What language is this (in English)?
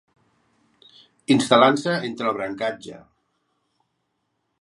Catalan